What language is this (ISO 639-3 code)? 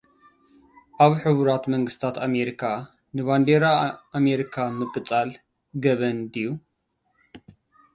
tir